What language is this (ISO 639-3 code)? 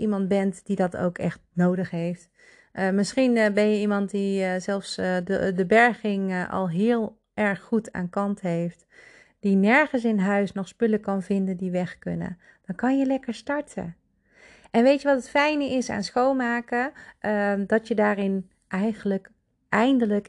nld